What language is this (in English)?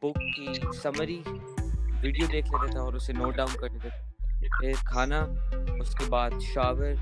Urdu